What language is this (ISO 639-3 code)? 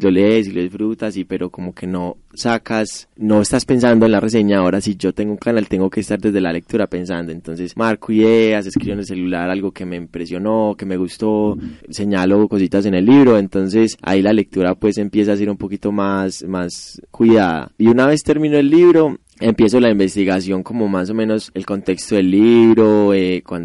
spa